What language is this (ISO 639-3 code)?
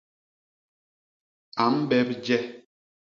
bas